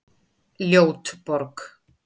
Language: Icelandic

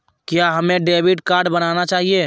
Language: Magahi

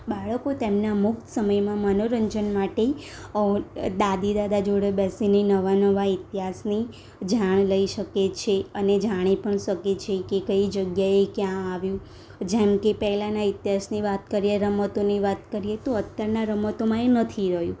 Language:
Gujarati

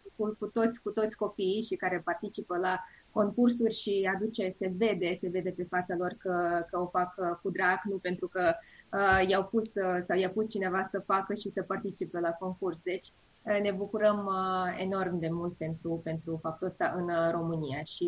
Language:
Romanian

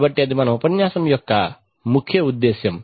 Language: Telugu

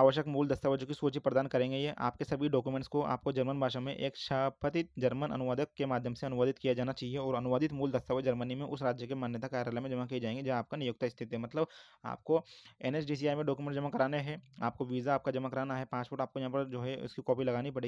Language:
Hindi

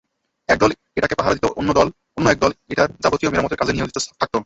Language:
Bangla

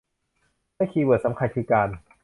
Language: Thai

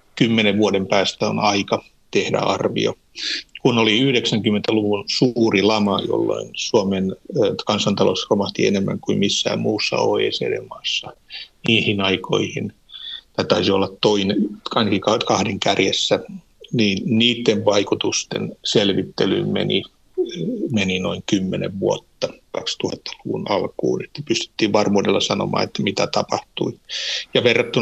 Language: Finnish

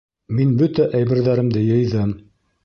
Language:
Bashkir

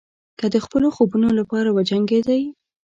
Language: Pashto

